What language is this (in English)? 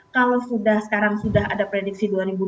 Indonesian